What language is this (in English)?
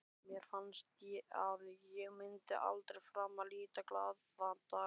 Icelandic